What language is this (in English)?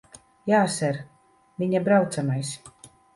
Latvian